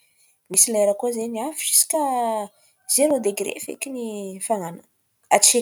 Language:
Antankarana Malagasy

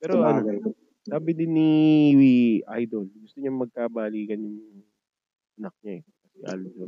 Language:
Filipino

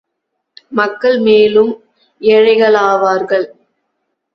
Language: Tamil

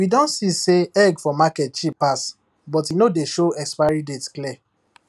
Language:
Nigerian Pidgin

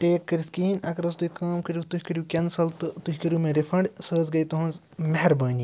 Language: Kashmiri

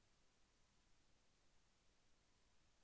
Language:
Telugu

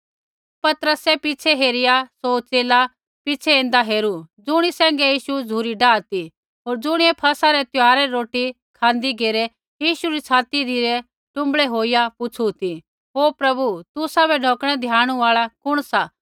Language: Kullu Pahari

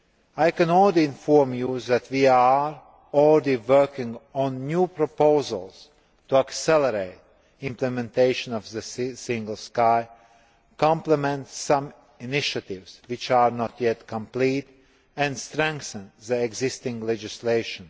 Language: English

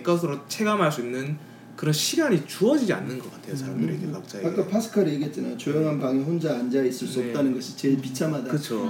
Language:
Korean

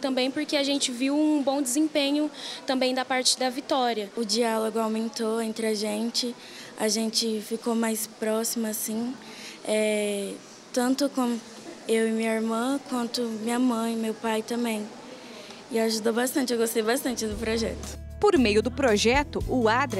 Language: Portuguese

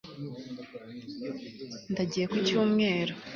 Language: Kinyarwanda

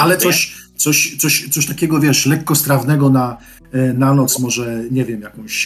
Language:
Polish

